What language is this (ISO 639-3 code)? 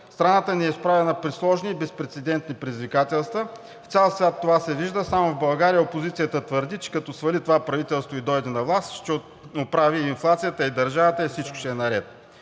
bul